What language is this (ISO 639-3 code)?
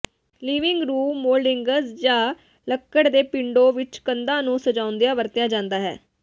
pan